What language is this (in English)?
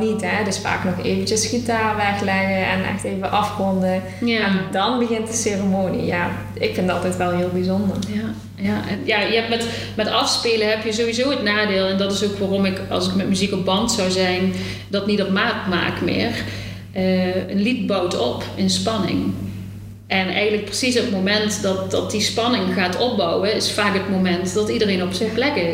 Dutch